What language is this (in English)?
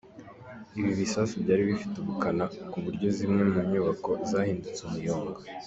Kinyarwanda